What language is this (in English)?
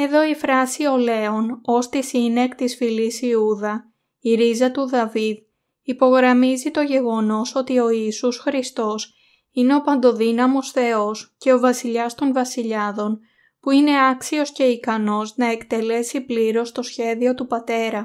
Greek